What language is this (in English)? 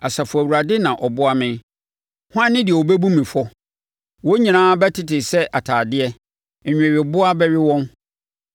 Akan